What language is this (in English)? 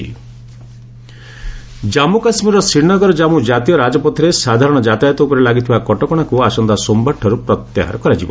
Odia